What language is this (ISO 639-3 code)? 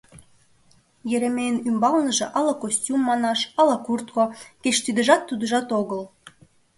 chm